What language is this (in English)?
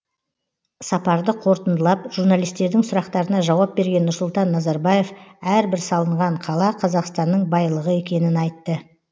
Kazakh